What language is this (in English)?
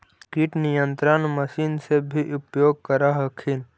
Magahi